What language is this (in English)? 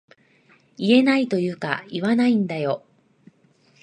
Japanese